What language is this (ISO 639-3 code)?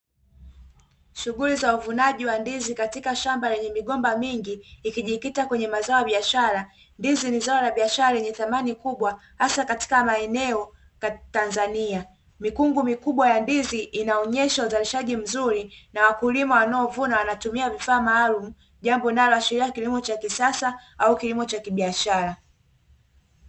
swa